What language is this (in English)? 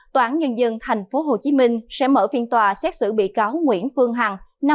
Vietnamese